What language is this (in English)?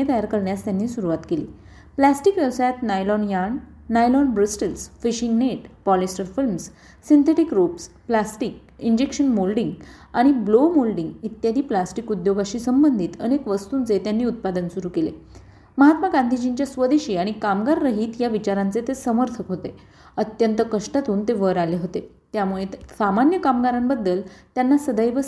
Marathi